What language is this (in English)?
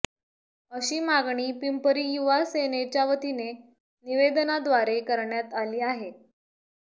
Marathi